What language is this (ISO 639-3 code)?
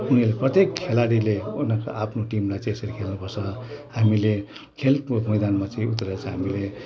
nep